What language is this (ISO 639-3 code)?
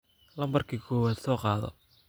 som